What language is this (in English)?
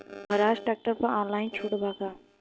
Bhojpuri